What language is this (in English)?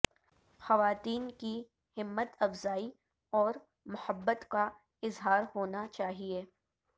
Urdu